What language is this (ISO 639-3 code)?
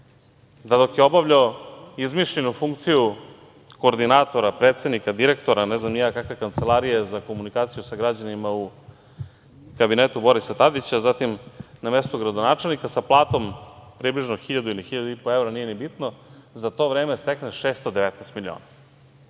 srp